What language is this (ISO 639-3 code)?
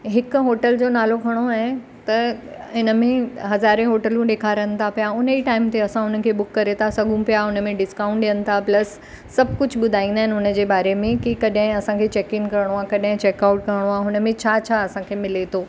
snd